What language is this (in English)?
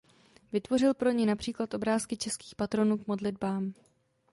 Czech